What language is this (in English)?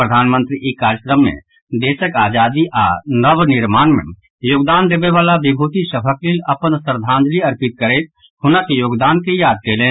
Maithili